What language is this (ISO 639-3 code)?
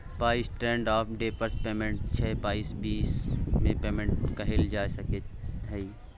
mai